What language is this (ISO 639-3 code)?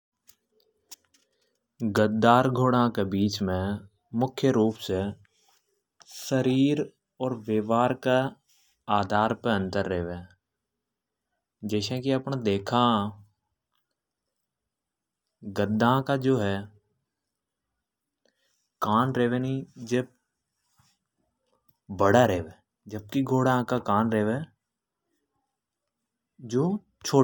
hoj